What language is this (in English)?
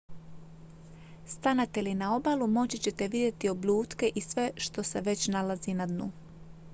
Croatian